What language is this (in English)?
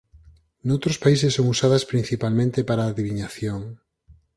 Galician